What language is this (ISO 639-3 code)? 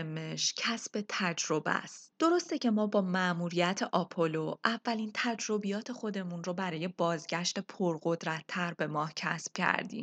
fas